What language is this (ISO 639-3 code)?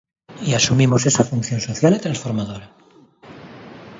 glg